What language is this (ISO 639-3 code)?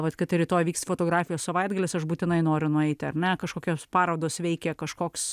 lit